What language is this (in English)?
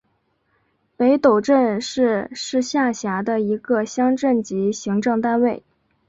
Chinese